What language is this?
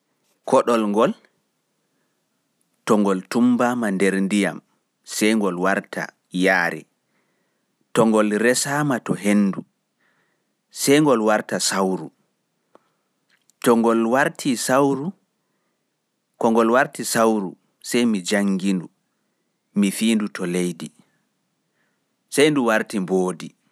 Pular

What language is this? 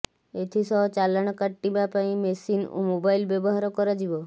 Odia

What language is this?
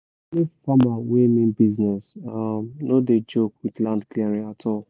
Nigerian Pidgin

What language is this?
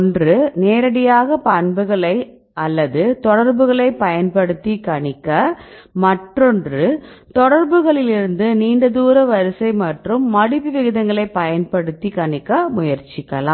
Tamil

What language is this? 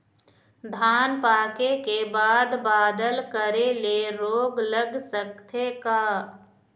Chhattisgarhi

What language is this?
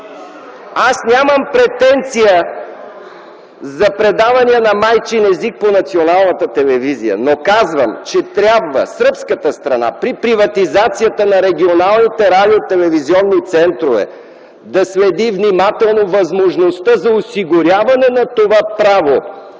Bulgarian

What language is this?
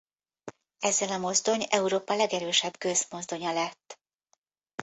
Hungarian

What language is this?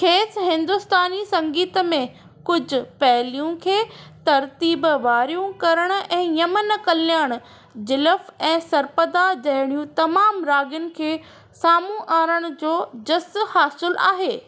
Sindhi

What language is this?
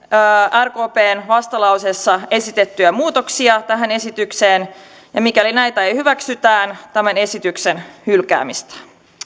Finnish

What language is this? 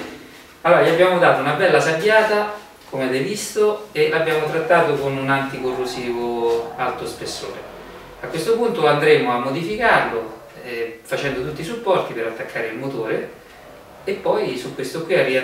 Italian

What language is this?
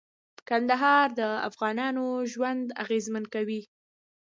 Pashto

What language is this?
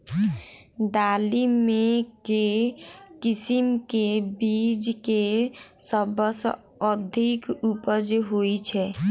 Maithili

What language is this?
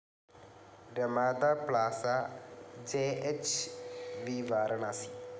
Malayalam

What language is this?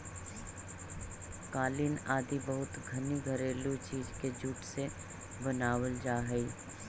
Magahi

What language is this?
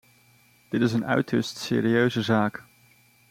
Dutch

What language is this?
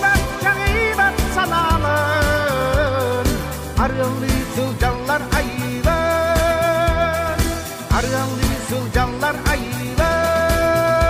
Russian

